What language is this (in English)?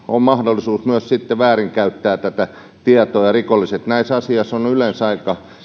Finnish